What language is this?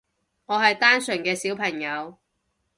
Cantonese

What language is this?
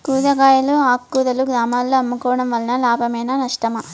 Telugu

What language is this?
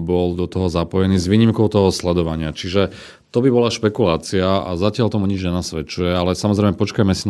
Slovak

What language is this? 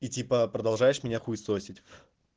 Russian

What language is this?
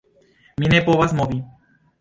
Esperanto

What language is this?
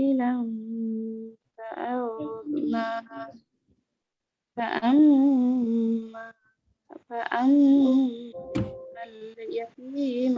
Indonesian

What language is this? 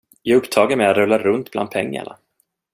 Swedish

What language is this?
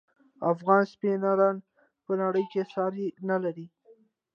Pashto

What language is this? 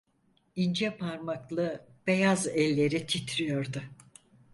Turkish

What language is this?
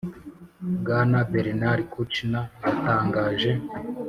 Kinyarwanda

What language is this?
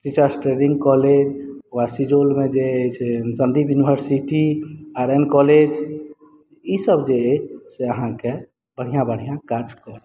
Maithili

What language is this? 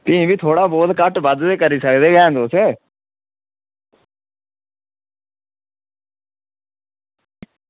Dogri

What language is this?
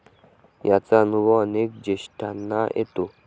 Marathi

